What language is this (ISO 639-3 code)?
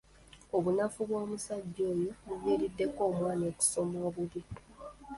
lug